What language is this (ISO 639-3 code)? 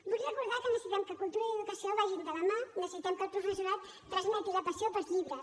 cat